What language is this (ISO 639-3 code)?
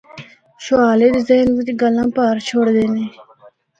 hno